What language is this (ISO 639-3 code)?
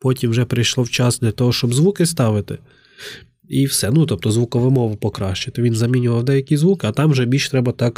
ukr